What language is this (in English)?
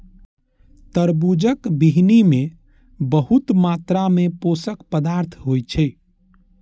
Maithili